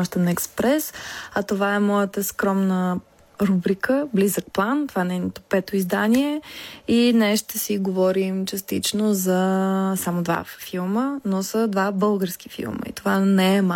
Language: Bulgarian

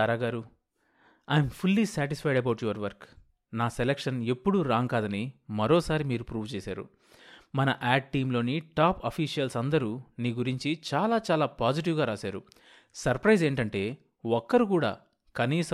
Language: Telugu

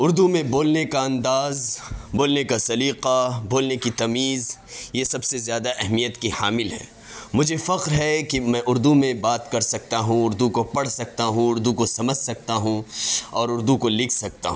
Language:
Urdu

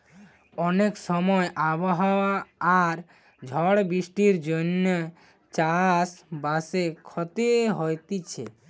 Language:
Bangla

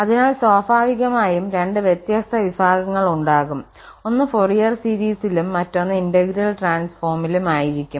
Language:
Malayalam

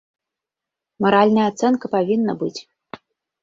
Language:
Belarusian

